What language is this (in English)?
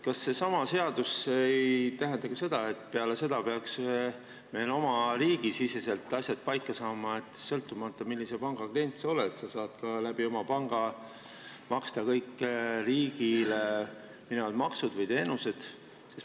Estonian